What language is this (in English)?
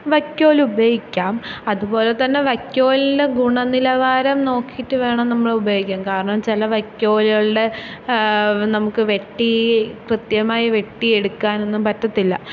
Malayalam